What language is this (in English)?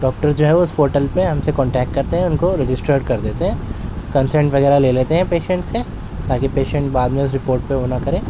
Urdu